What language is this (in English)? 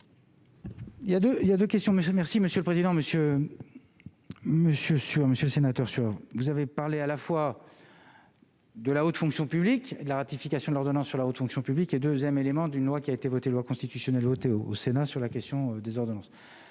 French